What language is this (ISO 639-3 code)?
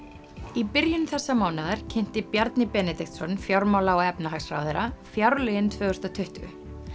isl